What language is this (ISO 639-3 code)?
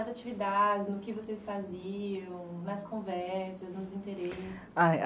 por